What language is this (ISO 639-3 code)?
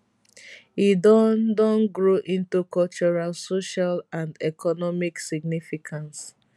pcm